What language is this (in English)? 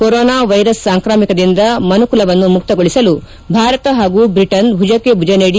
Kannada